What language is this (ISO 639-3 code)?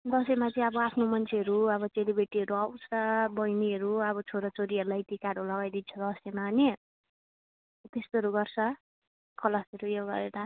nep